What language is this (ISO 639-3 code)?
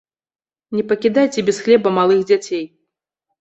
bel